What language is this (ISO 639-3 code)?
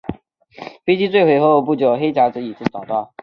zho